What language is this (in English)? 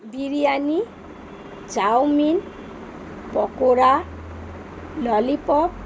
Bangla